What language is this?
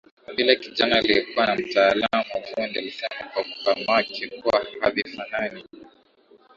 Swahili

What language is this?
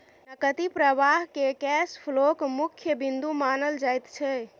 Maithili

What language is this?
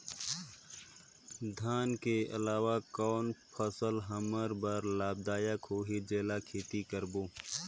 Chhattisgarhi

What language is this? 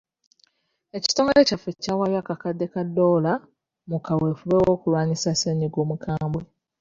Ganda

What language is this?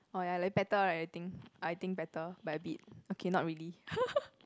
English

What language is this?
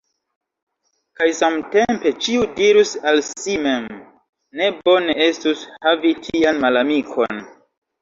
Esperanto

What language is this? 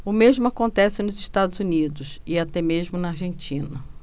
Portuguese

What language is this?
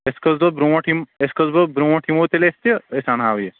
Kashmiri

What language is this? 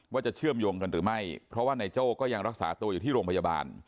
Thai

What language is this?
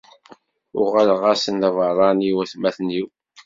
Kabyle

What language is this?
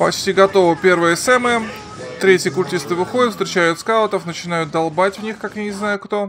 Russian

